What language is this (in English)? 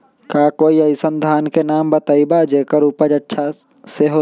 Magahi